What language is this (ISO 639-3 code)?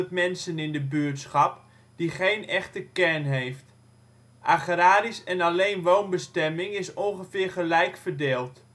nld